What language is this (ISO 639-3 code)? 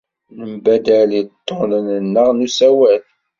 kab